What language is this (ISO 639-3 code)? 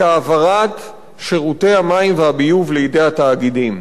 heb